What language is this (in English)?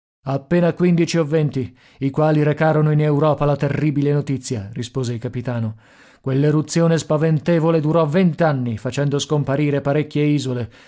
Italian